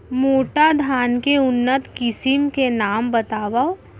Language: Chhattisgarhi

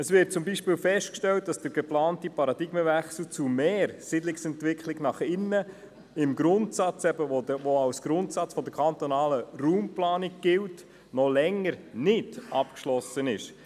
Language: Swiss German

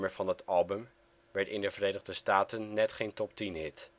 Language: Dutch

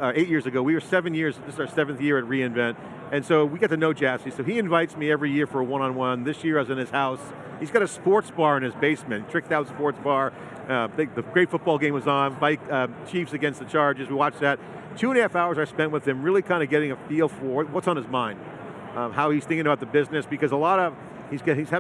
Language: English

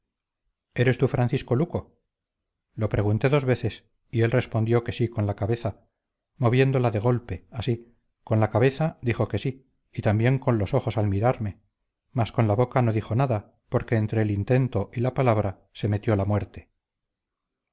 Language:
Spanish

